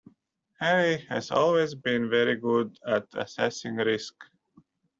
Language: English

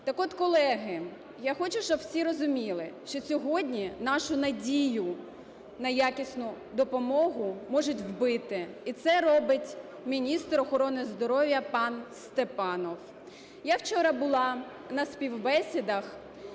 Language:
Ukrainian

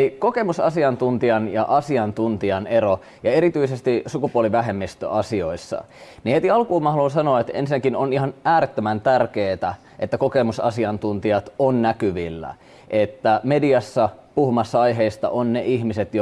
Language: Finnish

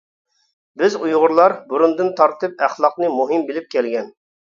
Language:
Uyghur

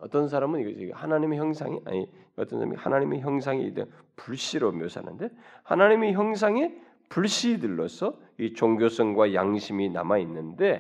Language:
Korean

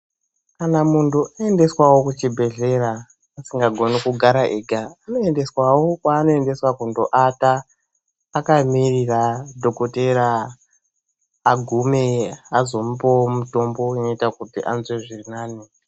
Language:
Ndau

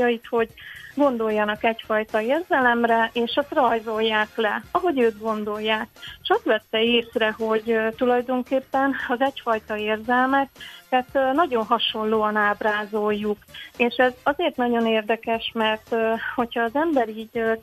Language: Hungarian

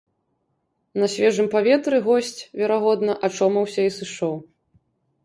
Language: Belarusian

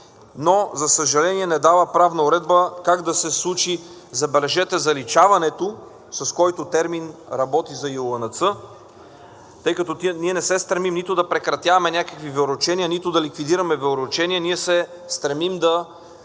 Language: Bulgarian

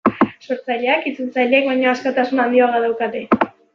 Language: Basque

